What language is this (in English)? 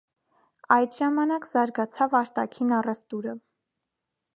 Armenian